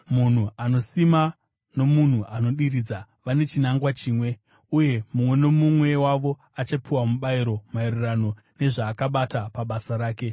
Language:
Shona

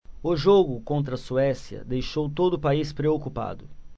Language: Portuguese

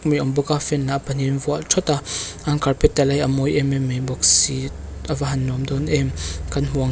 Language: Mizo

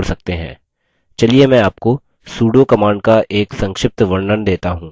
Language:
Hindi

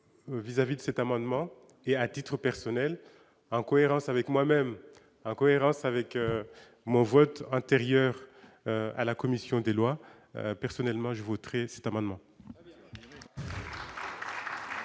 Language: French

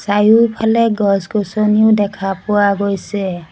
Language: Assamese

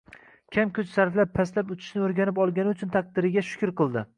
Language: Uzbek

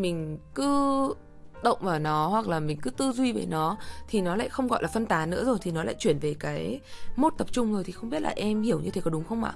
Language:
Vietnamese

